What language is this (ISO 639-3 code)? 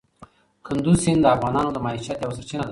pus